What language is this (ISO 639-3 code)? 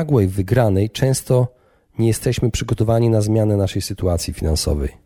pol